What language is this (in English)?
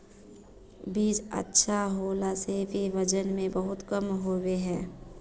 Magahi